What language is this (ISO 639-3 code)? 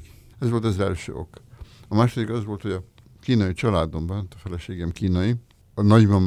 hun